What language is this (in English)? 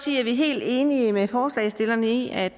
Danish